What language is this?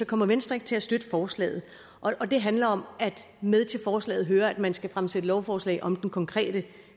Danish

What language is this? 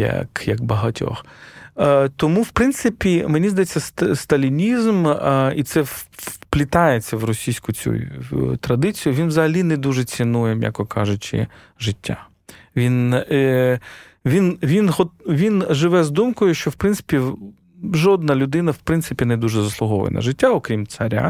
Ukrainian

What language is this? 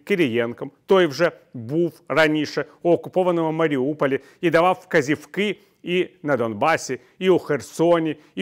Ukrainian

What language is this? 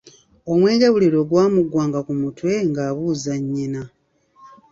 Ganda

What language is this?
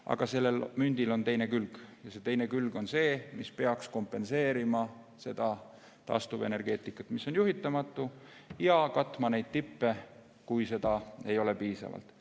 Estonian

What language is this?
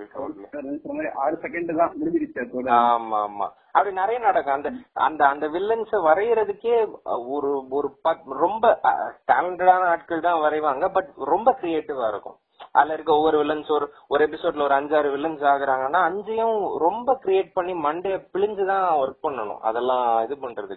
Tamil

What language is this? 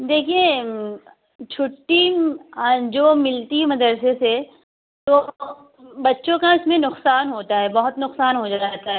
Urdu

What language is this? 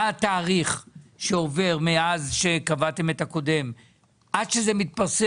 Hebrew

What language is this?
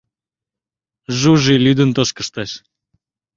Mari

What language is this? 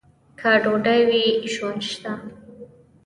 Pashto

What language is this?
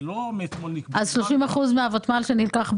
Hebrew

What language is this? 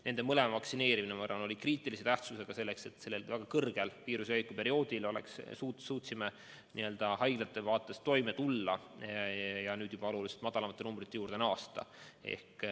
Estonian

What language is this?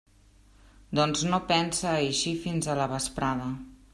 Catalan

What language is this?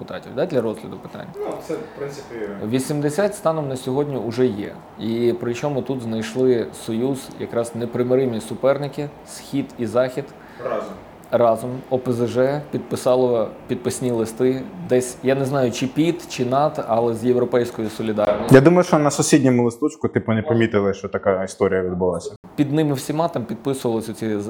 Ukrainian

